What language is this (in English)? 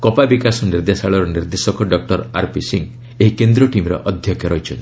Odia